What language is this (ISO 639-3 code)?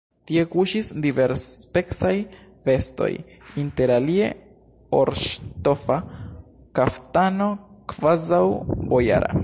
epo